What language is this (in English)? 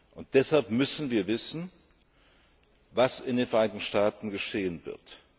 German